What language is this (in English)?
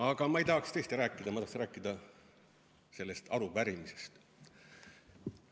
Estonian